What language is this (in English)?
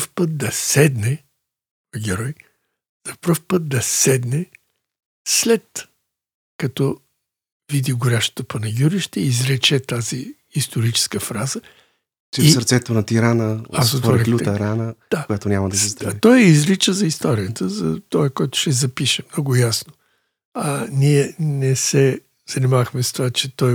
Bulgarian